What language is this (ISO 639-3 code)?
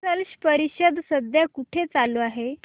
mar